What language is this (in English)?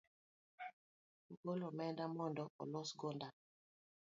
Luo (Kenya and Tanzania)